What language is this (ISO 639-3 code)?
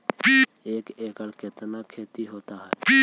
mag